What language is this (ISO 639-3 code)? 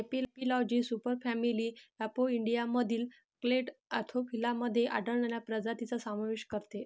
mar